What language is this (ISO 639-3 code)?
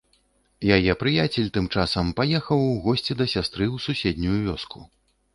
bel